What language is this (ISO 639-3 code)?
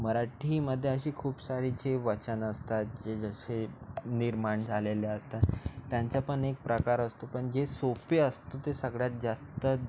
mar